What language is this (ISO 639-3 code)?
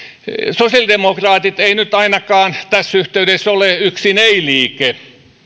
fin